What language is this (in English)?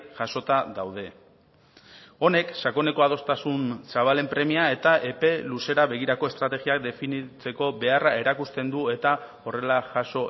Basque